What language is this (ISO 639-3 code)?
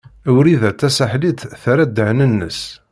kab